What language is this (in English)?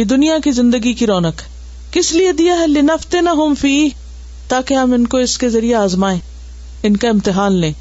Urdu